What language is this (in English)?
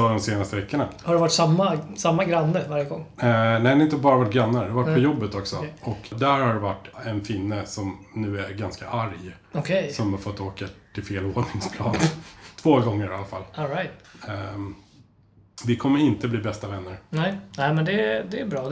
Swedish